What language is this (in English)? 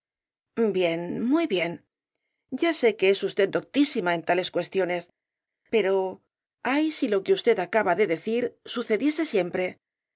Spanish